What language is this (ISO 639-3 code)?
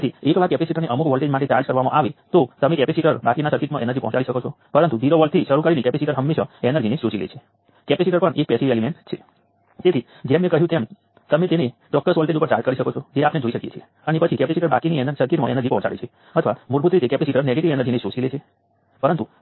guj